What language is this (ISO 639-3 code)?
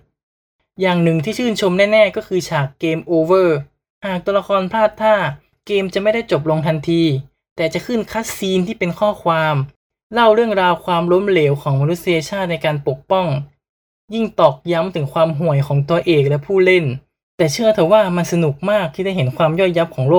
tha